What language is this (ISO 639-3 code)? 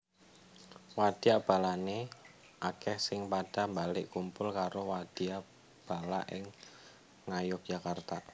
jav